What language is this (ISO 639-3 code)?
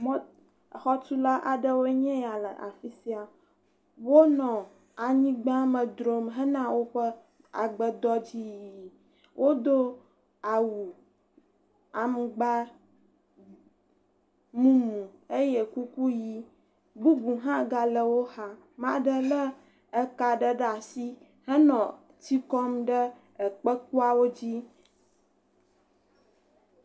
ewe